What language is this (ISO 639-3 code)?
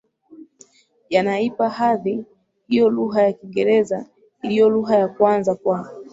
swa